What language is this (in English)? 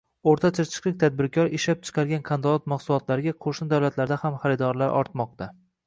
Uzbek